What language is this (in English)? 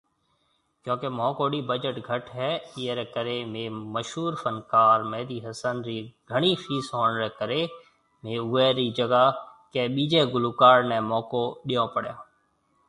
Marwari (Pakistan)